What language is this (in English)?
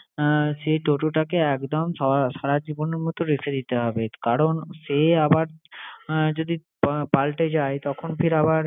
Bangla